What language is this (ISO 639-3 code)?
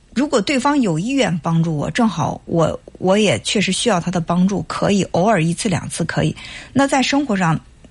zho